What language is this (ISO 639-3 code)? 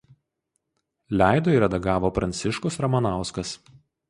lit